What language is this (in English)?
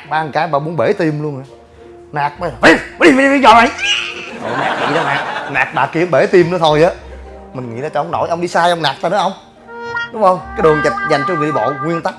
Vietnamese